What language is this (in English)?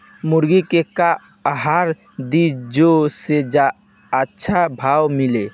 Bhojpuri